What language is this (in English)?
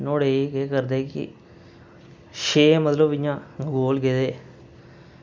Dogri